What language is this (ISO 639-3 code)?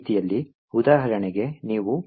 kan